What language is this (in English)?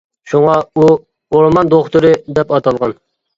Uyghur